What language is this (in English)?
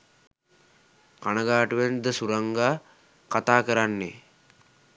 Sinhala